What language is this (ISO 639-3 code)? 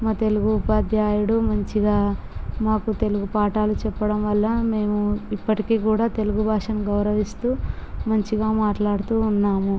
tel